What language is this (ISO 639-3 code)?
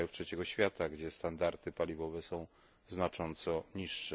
pol